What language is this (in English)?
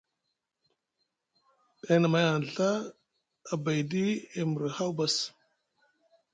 Musgu